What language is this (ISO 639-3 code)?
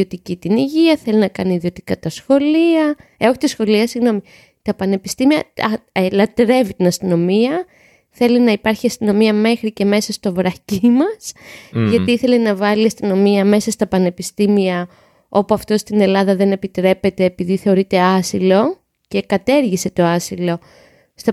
ell